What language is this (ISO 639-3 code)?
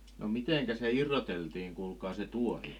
fin